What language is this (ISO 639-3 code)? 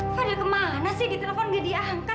ind